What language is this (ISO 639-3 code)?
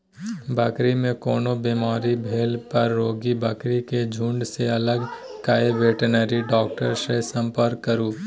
mai